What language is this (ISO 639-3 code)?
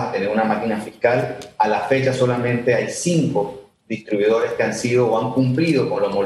spa